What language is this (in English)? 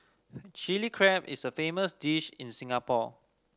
English